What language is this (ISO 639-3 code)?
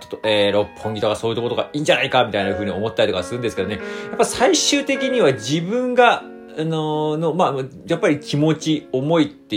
jpn